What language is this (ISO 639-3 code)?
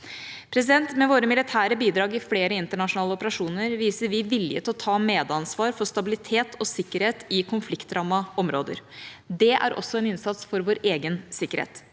nor